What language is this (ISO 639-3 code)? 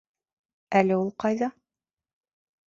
bak